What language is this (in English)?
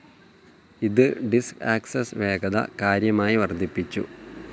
Malayalam